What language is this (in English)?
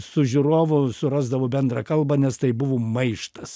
Lithuanian